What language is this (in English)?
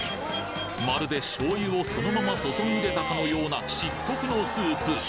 Japanese